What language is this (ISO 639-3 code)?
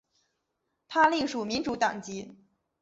zho